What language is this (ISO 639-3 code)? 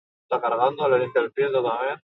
eus